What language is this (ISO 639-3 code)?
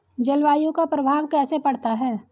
hin